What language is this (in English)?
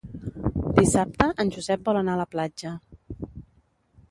Catalan